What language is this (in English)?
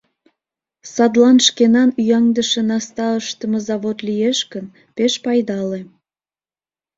Mari